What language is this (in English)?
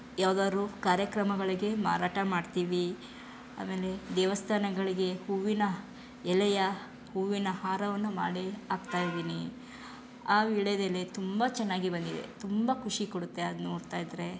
Kannada